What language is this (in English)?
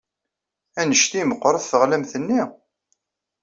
Kabyle